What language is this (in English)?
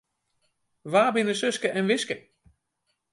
Western Frisian